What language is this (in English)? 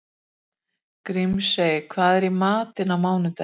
Icelandic